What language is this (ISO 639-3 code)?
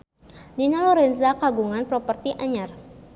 sun